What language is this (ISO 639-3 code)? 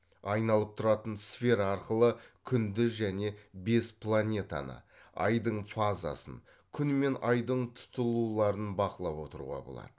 kaz